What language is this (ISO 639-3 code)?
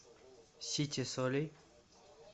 rus